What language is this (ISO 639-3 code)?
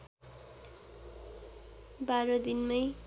nep